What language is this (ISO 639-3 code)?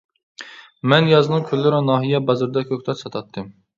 uig